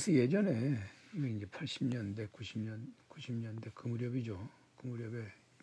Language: Korean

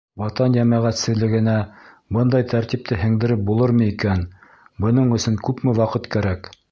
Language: Bashkir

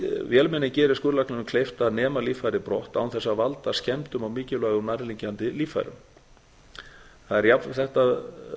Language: Icelandic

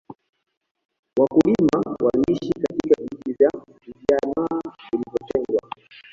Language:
Swahili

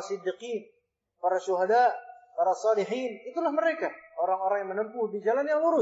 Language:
Indonesian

